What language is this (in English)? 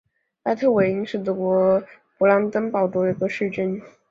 Chinese